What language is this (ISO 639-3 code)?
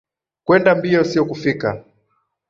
swa